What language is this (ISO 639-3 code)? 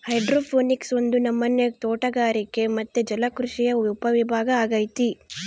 kan